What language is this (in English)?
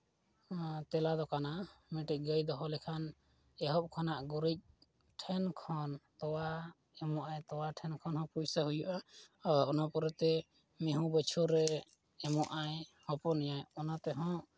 Santali